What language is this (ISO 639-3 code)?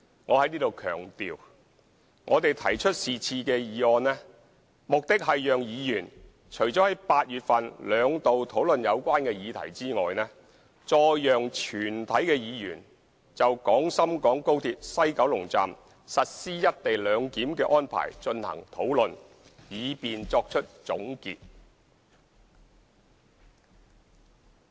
yue